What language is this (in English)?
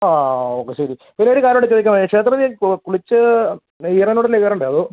Malayalam